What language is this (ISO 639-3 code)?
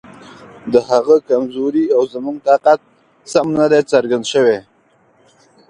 pus